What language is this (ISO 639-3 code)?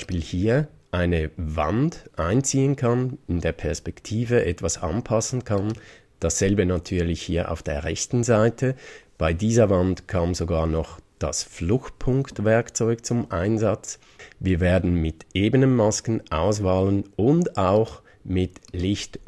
deu